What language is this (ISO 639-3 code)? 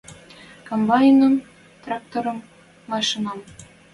mrj